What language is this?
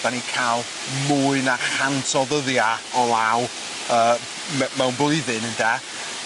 Welsh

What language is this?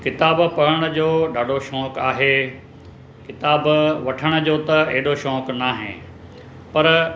Sindhi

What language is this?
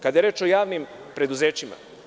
Serbian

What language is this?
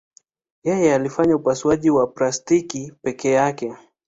Swahili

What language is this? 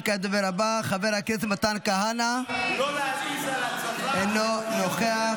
Hebrew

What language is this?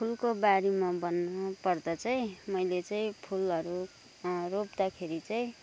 Nepali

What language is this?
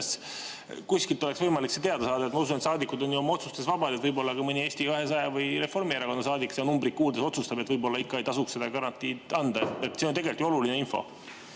Estonian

